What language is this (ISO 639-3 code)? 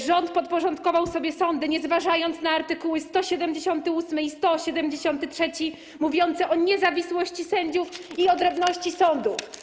pol